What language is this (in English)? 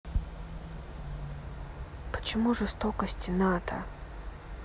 Russian